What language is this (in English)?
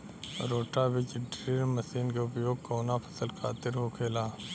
Bhojpuri